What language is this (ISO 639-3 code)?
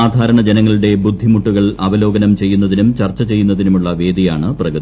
mal